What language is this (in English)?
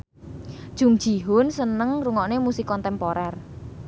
Javanese